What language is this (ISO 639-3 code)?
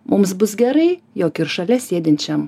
lit